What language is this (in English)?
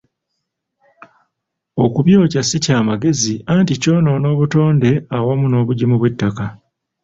Ganda